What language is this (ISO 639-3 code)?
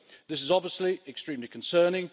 eng